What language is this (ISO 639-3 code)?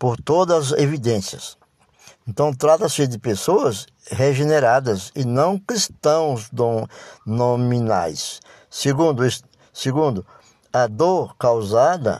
por